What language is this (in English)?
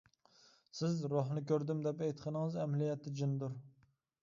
Uyghur